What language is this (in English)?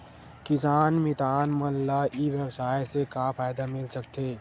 Chhattisgarhi